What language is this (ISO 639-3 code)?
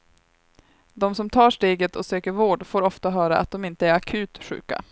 swe